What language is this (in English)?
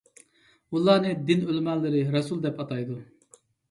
Uyghur